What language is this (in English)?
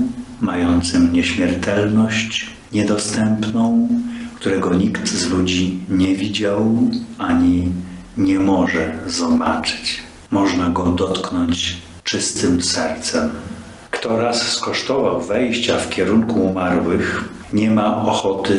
Polish